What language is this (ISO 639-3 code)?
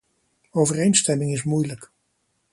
nld